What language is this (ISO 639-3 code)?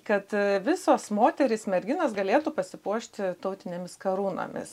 lit